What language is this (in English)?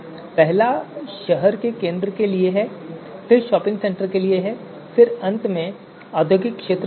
Hindi